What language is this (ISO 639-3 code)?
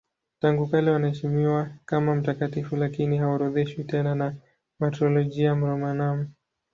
swa